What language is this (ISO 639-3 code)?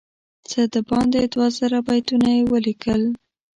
pus